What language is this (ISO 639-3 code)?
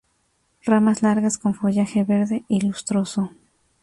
spa